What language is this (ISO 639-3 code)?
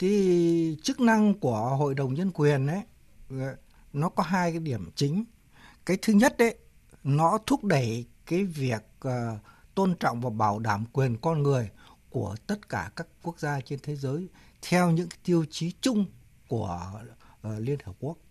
vie